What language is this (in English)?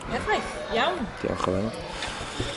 Welsh